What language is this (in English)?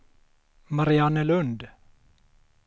Swedish